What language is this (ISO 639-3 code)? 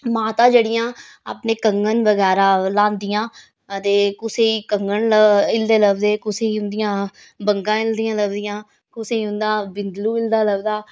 doi